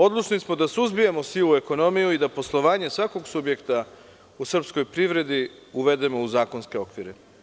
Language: Serbian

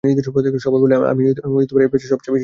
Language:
Bangla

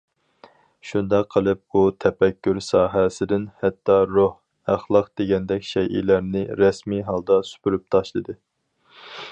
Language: Uyghur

